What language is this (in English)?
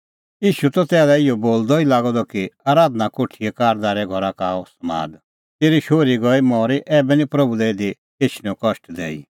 Kullu Pahari